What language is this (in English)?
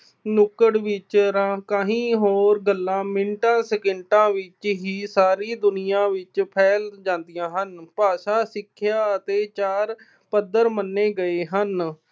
Punjabi